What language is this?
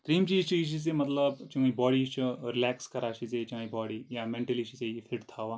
Kashmiri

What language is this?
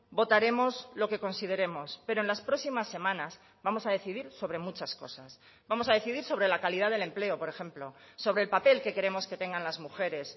Spanish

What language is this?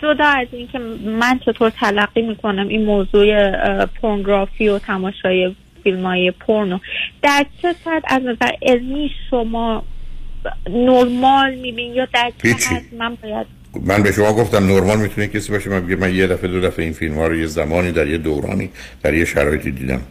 Persian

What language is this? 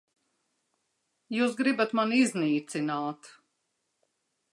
Latvian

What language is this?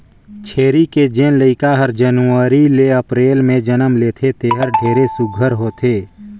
Chhattisgarhi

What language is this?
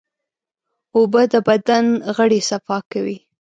Pashto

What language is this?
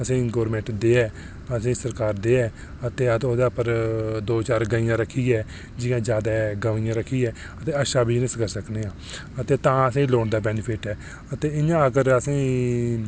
Dogri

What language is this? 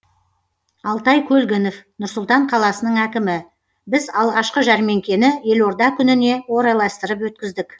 Kazakh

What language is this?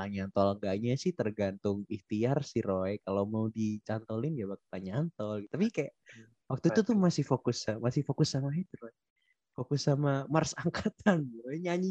Indonesian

